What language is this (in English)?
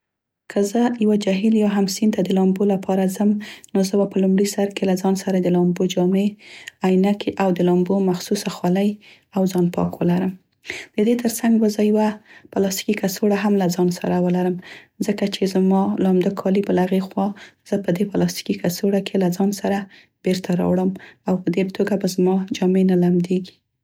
Central Pashto